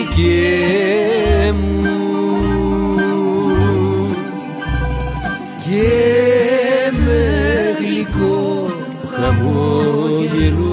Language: Greek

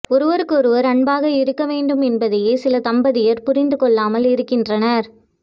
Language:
Tamil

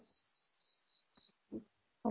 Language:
Assamese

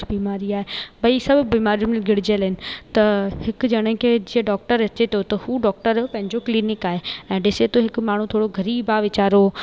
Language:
Sindhi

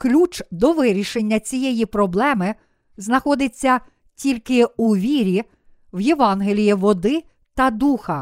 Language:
Ukrainian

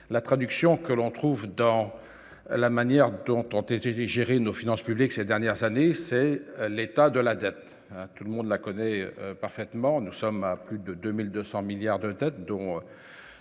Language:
French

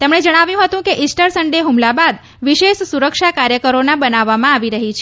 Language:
Gujarati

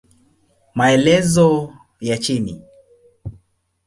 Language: Swahili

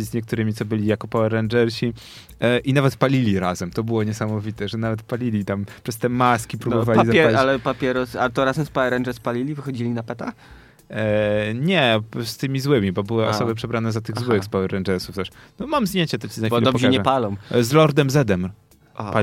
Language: Polish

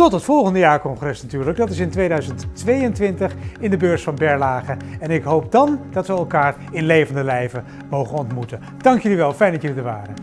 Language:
Dutch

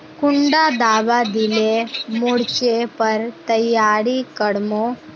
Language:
Magahi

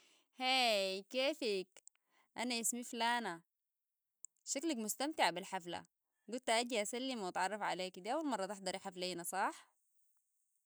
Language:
Sudanese Arabic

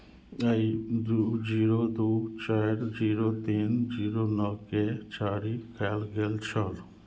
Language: Maithili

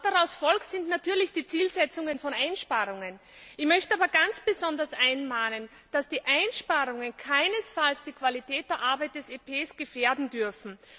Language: German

